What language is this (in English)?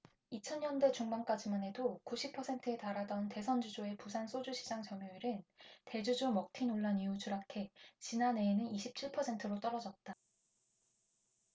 Korean